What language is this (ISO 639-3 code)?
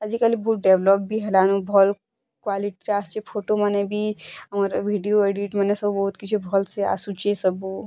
ori